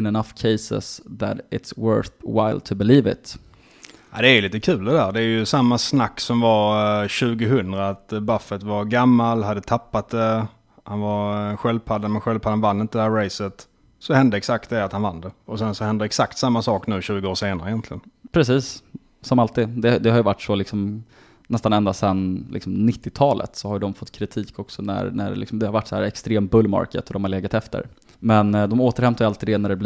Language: Swedish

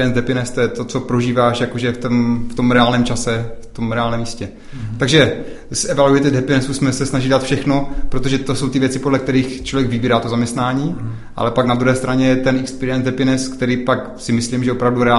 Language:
Czech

